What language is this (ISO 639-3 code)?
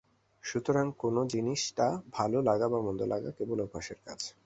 ben